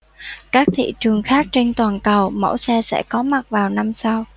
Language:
Vietnamese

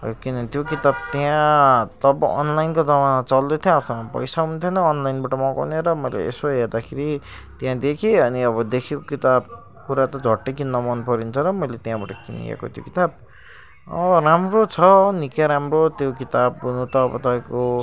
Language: Nepali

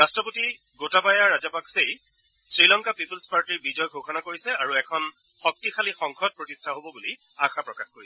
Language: Assamese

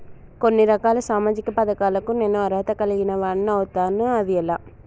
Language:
Telugu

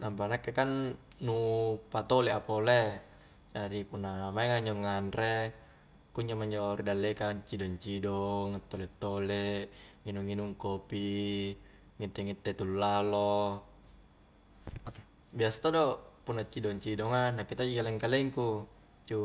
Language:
Highland Konjo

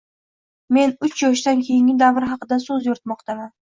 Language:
Uzbek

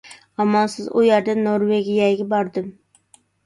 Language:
Uyghur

